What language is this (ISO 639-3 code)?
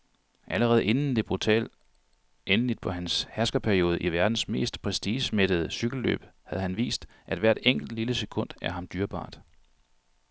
dan